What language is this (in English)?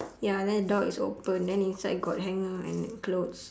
English